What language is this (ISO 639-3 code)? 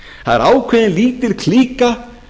isl